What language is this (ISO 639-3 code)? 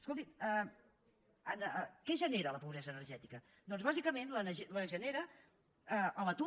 cat